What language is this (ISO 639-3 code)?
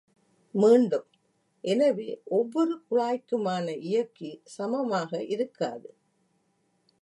tam